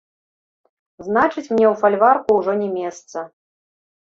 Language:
Belarusian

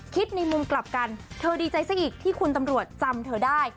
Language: Thai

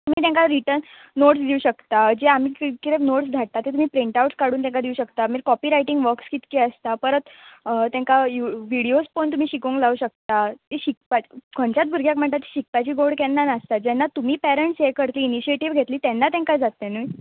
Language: Konkani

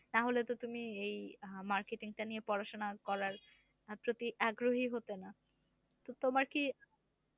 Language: Bangla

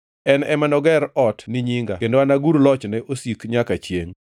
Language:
Luo (Kenya and Tanzania)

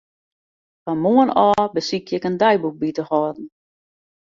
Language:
Western Frisian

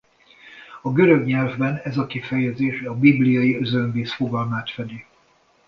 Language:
Hungarian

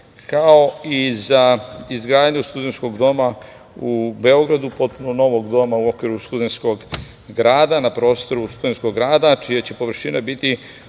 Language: Serbian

